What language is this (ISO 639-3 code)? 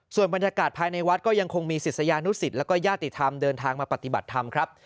tha